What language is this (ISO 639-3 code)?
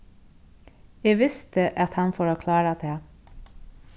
fao